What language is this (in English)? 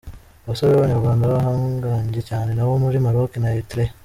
Kinyarwanda